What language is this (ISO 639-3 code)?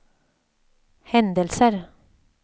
swe